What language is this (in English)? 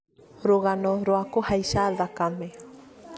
Kikuyu